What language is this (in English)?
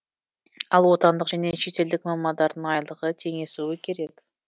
Kazakh